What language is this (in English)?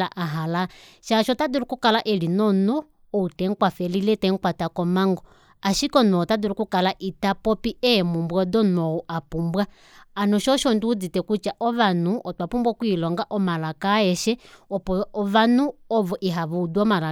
Kuanyama